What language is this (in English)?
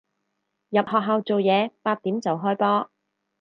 Cantonese